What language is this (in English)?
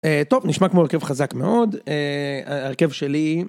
Hebrew